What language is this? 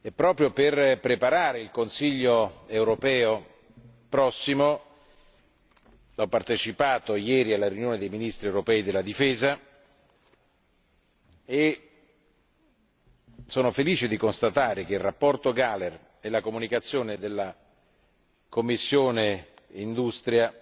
Italian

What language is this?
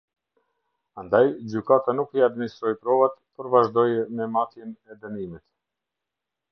Albanian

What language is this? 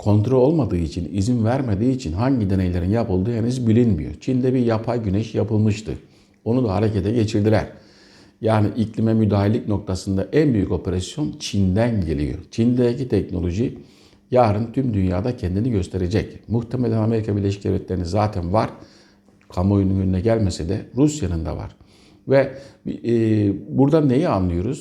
Turkish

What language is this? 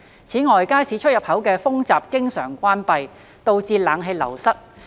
Cantonese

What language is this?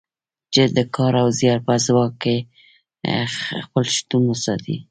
Pashto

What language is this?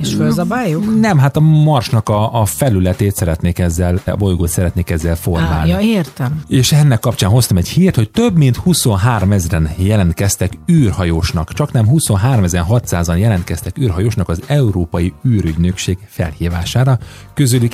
Hungarian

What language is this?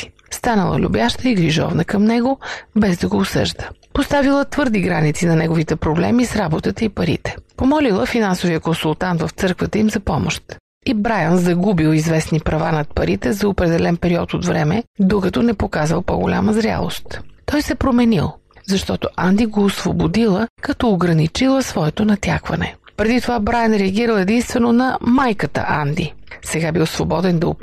Bulgarian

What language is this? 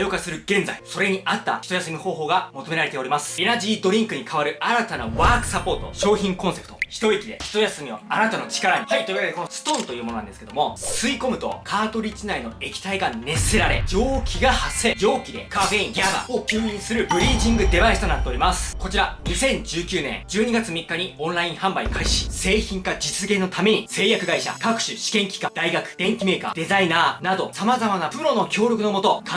Japanese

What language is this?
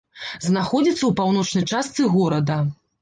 Belarusian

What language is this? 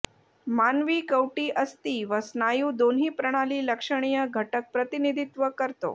Marathi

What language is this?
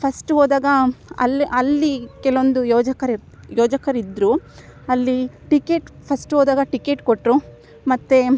Kannada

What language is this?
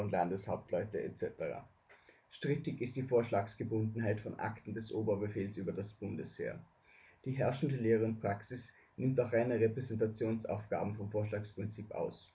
German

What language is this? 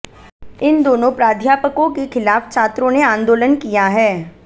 Hindi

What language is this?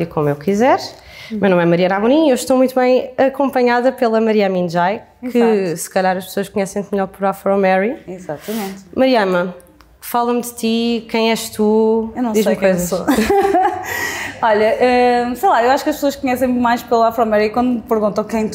Portuguese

